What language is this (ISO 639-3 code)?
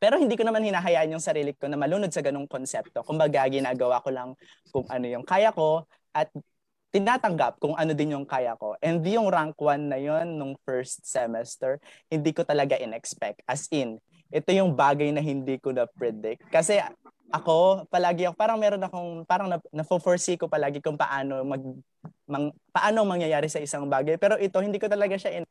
fil